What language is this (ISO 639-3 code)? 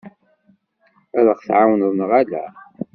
kab